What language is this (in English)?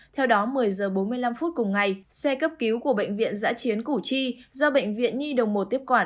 Vietnamese